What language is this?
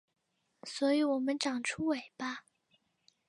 Chinese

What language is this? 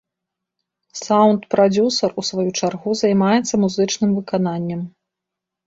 Belarusian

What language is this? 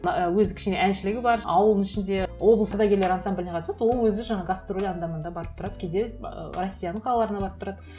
Kazakh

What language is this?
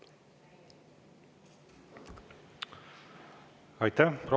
Estonian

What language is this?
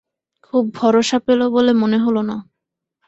Bangla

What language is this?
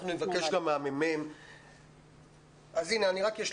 Hebrew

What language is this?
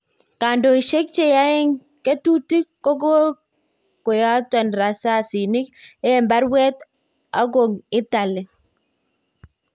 Kalenjin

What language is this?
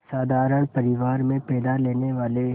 Hindi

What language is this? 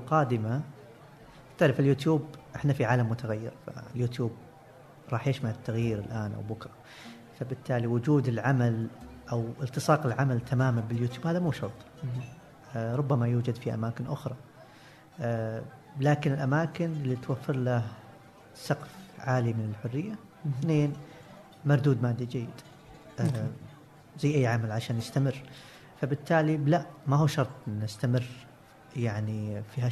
Arabic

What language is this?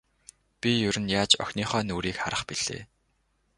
Mongolian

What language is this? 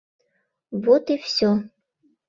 Mari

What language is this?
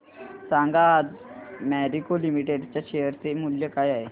Marathi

